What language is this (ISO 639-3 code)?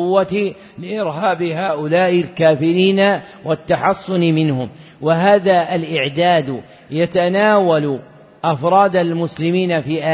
ara